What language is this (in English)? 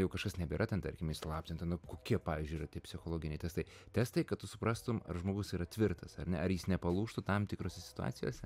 Lithuanian